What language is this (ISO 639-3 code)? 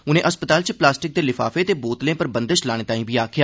doi